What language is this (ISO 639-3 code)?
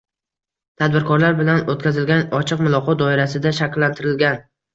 uzb